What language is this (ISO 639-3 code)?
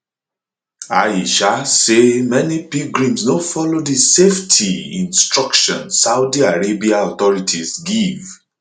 pcm